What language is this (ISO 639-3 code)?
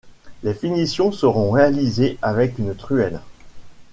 fra